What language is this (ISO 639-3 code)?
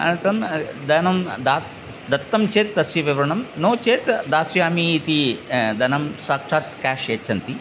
san